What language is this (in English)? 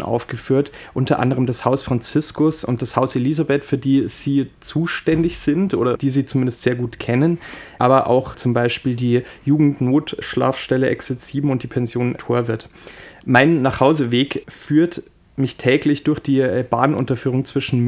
German